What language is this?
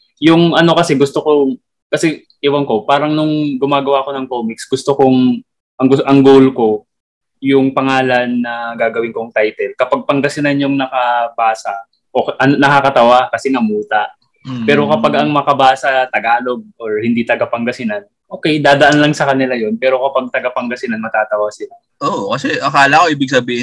Filipino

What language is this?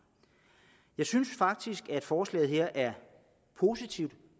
Danish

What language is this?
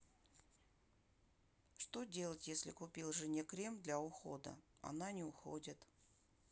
Russian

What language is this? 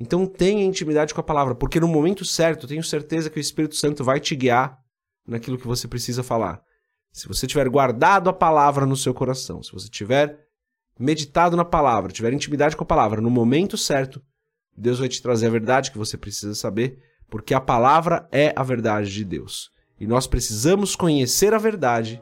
Portuguese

